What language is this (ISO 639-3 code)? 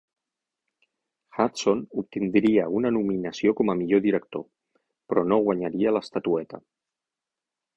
cat